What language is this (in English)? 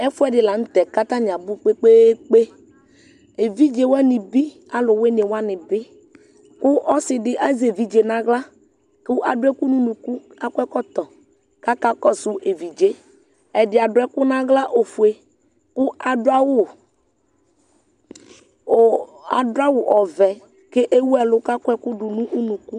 Ikposo